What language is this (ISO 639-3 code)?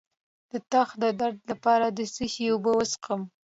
pus